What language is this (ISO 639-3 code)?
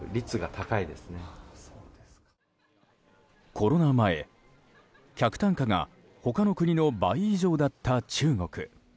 jpn